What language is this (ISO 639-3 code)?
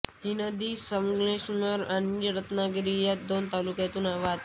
mar